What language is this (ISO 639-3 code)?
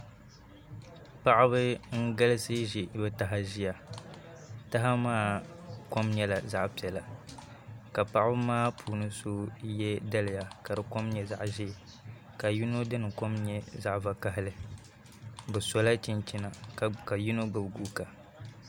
dag